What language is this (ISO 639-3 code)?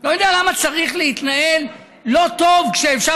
heb